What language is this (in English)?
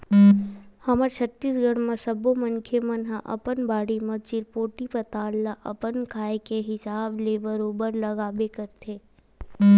Chhattisgarhi